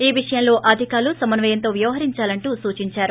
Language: Telugu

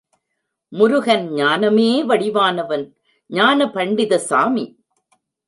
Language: Tamil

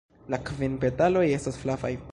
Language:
Esperanto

